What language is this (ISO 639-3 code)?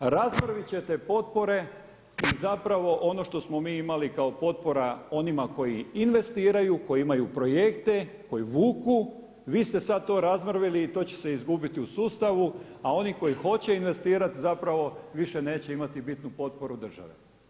hrv